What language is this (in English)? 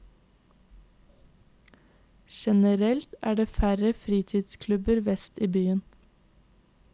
Norwegian